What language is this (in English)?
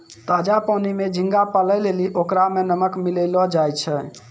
Maithili